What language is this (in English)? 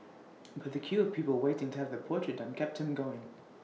English